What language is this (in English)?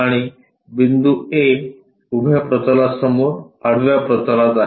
Marathi